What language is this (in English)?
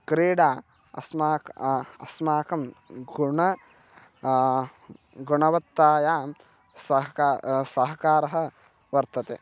Sanskrit